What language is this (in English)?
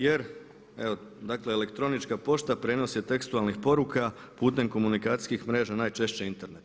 Croatian